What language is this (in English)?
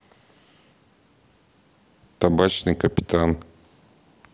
Russian